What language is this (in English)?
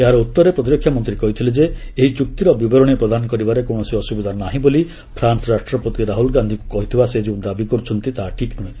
Odia